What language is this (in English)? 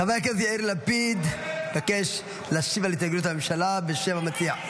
Hebrew